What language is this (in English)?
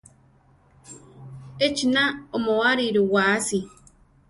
Central Tarahumara